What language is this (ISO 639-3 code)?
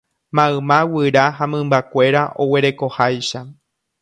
grn